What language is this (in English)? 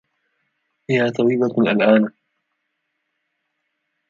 Arabic